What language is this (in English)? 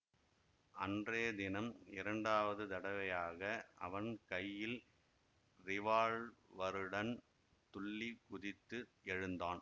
Tamil